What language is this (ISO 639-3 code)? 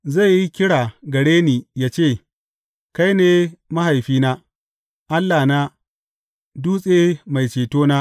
hau